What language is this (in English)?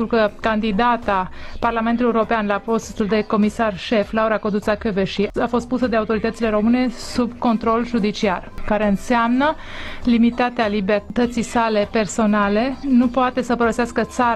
Romanian